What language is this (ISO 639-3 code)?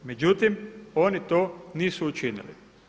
hrv